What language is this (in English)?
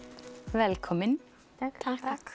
Icelandic